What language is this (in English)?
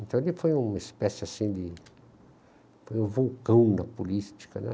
Portuguese